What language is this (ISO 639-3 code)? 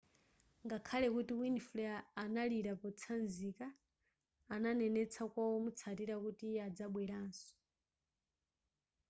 nya